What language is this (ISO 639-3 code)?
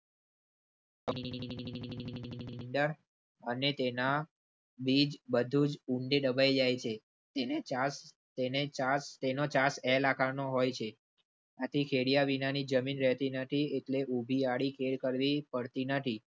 guj